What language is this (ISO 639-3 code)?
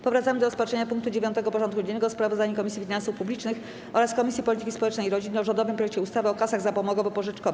pol